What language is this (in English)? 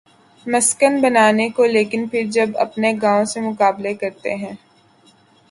Urdu